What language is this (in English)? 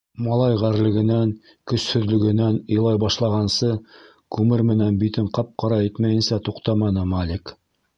Bashkir